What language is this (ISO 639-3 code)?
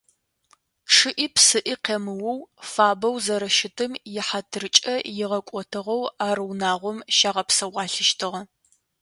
ady